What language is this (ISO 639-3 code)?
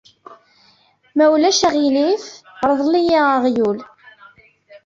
kab